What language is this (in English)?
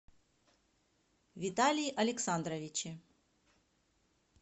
Russian